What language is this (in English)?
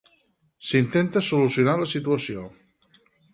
Catalan